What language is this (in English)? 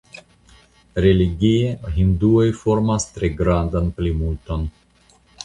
Esperanto